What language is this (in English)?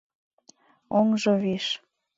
Mari